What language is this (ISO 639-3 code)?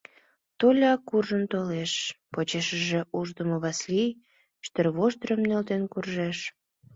chm